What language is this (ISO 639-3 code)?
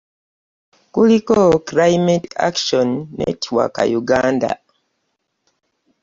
lug